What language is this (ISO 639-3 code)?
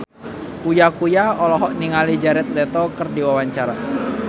sun